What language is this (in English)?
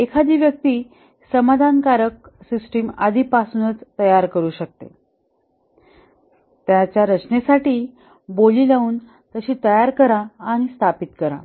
Marathi